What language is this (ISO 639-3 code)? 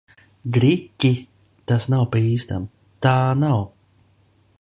lav